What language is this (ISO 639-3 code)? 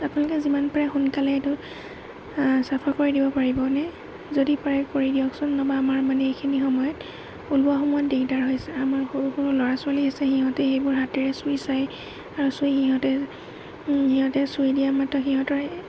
asm